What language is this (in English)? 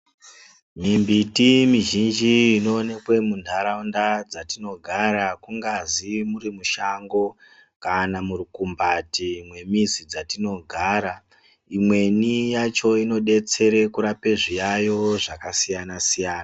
Ndau